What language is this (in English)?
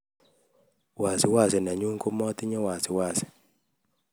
Kalenjin